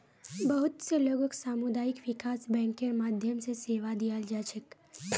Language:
Magahi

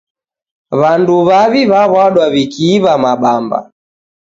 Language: Taita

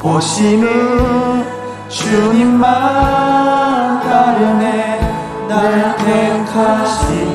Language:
Korean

